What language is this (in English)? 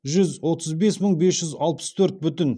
Kazakh